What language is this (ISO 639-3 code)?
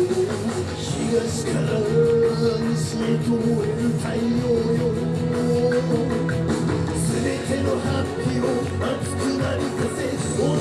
jpn